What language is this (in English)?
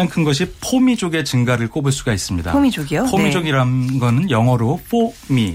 Korean